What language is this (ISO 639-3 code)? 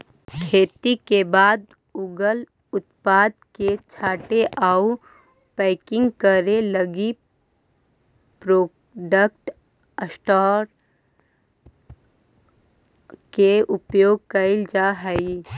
mag